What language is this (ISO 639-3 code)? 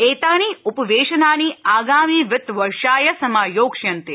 san